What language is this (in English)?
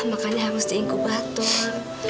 Indonesian